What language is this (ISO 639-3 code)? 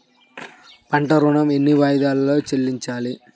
tel